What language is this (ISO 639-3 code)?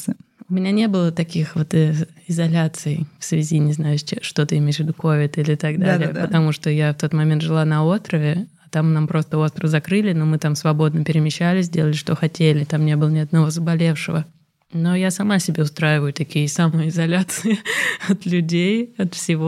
rus